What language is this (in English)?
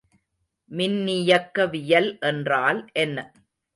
Tamil